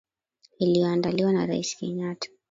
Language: Swahili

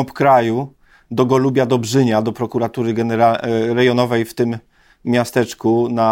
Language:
Polish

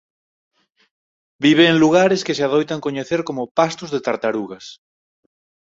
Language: Galician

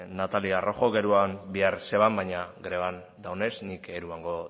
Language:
Basque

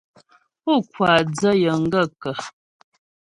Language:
Ghomala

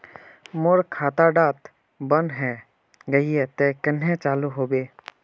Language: Magahi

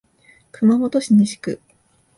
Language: Japanese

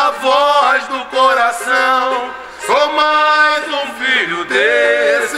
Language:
Portuguese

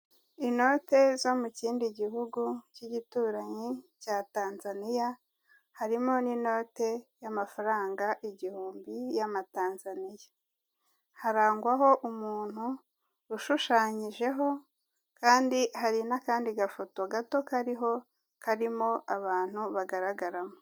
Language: Kinyarwanda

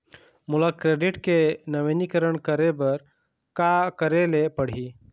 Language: Chhattisgarhi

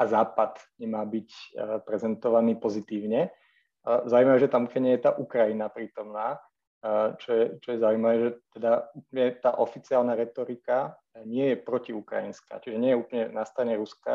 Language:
Slovak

